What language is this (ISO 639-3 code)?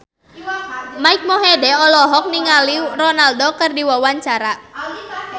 sun